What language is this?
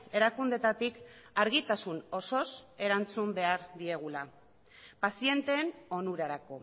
Basque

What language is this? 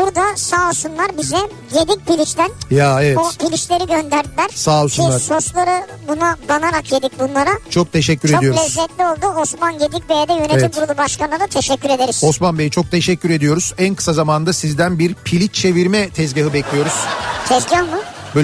Turkish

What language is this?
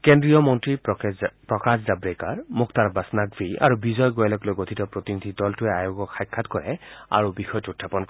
Assamese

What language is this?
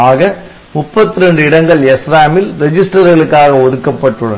Tamil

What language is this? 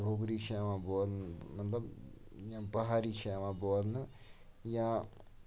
Kashmiri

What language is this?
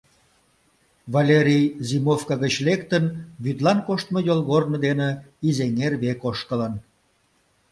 Mari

